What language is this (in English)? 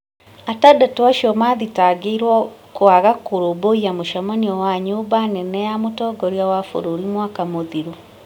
Kikuyu